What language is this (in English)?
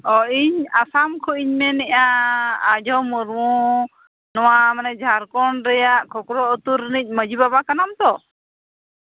Santali